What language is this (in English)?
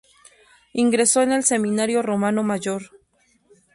Spanish